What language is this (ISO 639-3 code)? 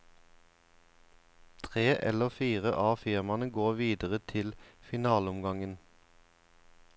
nor